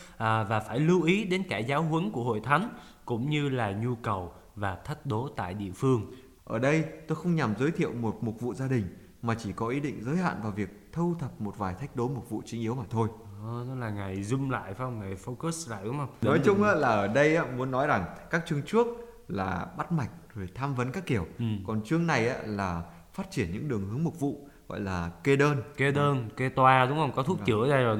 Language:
Vietnamese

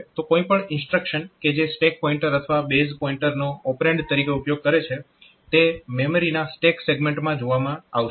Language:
Gujarati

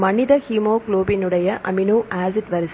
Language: Tamil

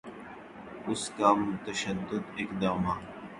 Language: Urdu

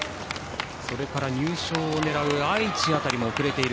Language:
Japanese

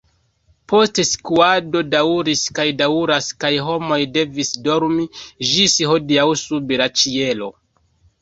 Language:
Esperanto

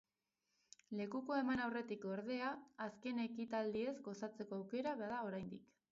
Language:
Basque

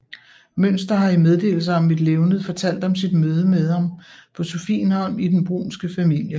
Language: Danish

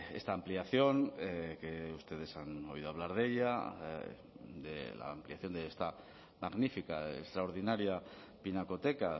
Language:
Spanish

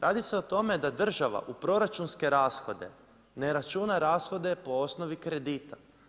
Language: Croatian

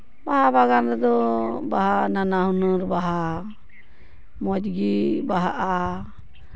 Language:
Santali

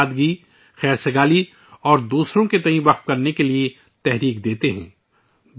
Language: Urdu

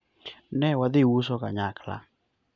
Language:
Luo (Kenya and Tanzania)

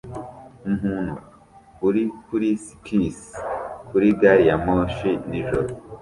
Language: Kinyarwanda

